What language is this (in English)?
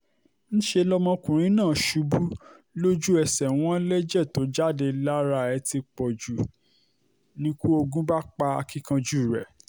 Yoruba